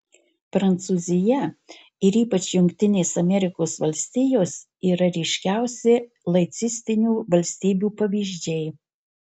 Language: Lithuanian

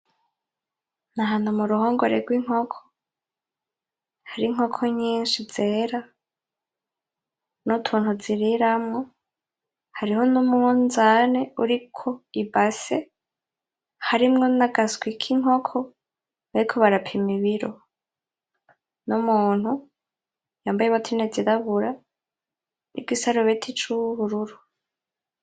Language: Rundi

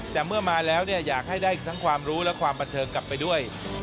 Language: Thai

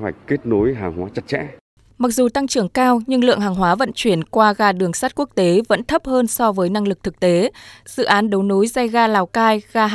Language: Vietnamese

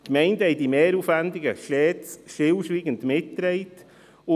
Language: Swiss German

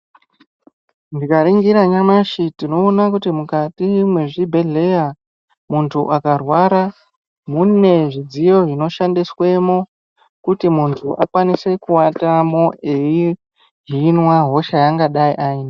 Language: Ndau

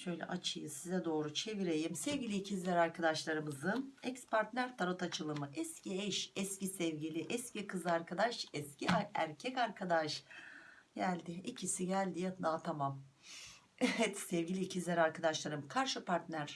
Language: Turkish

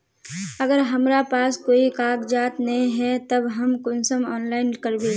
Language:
Magahi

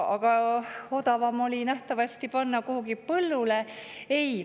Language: Estonian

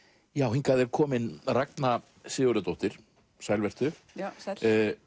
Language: Icelandic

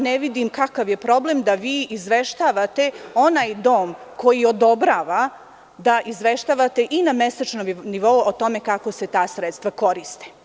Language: Serbian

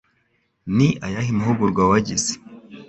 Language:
Kinyarwanda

